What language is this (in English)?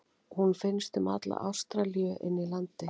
Icelandic